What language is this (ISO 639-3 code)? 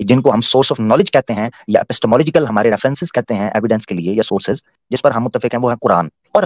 urd